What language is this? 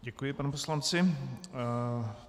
Czech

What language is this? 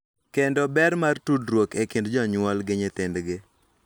Luo (Kenya and Tanzania)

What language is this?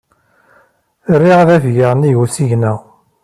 Kabyle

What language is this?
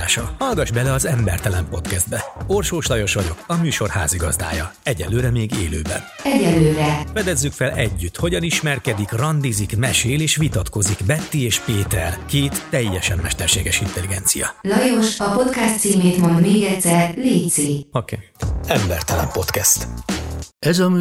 Hungarian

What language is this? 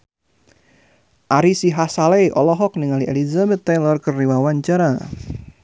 Sundanese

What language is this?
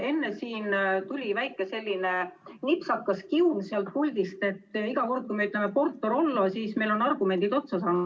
Estonian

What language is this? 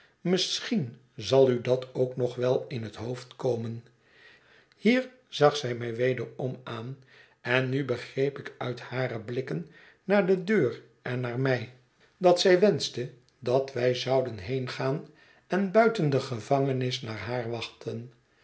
Dutch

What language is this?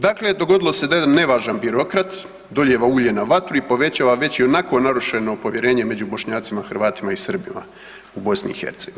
Croatian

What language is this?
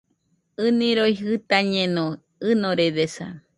Nüpode Huitoto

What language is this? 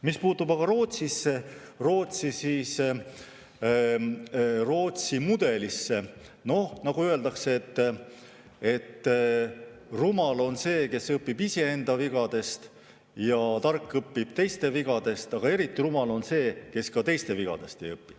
Estonian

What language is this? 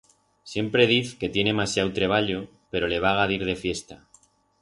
Aragonese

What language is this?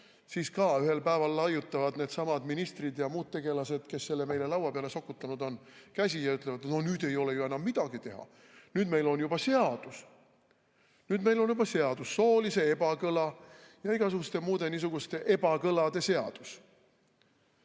Estonian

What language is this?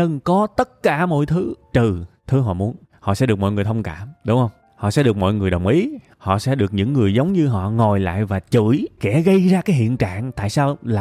Vietnamese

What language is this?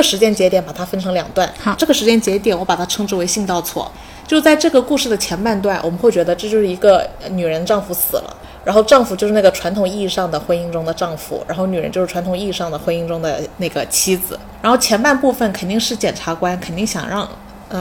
Chinese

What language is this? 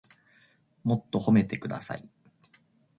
Japanese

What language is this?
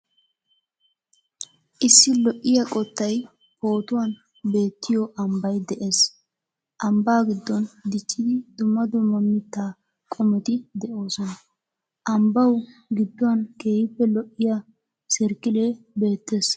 Wolaytta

